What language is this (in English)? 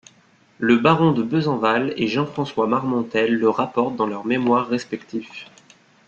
French